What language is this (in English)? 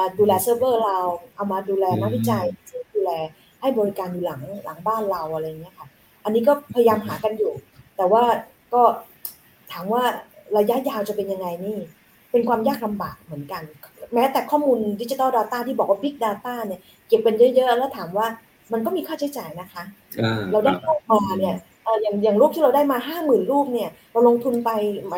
Thai